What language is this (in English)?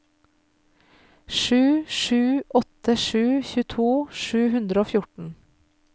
Norwegian